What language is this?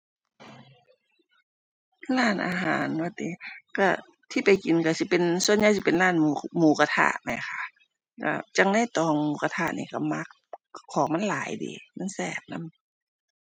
Thai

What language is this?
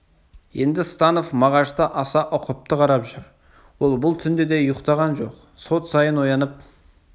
Kazakh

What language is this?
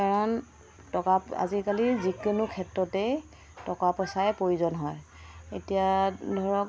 Assamese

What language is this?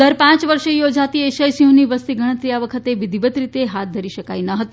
Gujarati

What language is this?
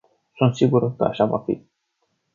Romanian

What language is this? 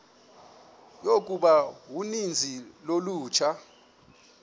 Xhosa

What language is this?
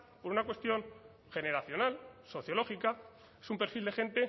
Spanish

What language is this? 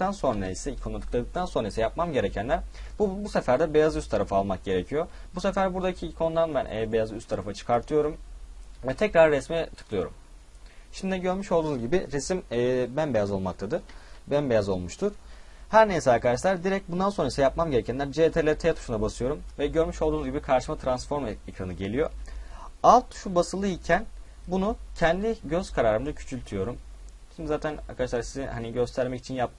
Turkish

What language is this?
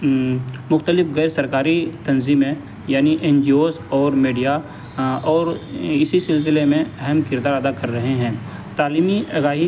Urdu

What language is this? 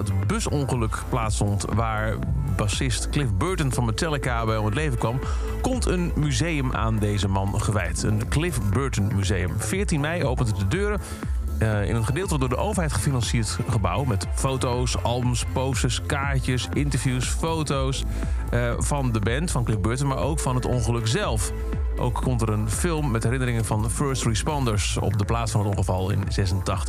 Dutch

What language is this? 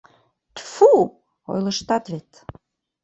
Mari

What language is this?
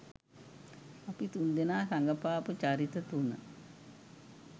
Sinhala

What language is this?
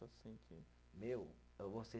Portuguese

